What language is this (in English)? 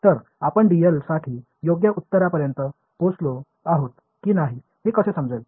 Marathi